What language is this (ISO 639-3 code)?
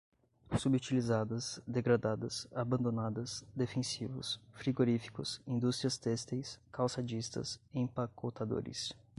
por